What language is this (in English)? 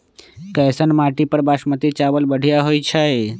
Magahi